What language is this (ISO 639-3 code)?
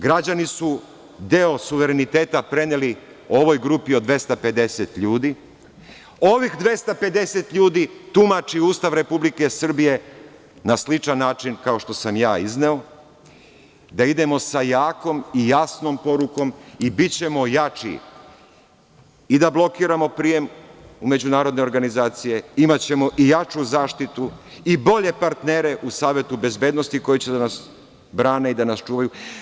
srp